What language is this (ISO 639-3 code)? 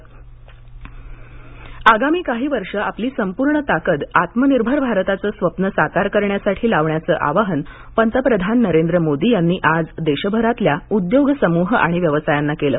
mar